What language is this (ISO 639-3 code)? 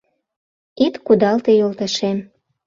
chm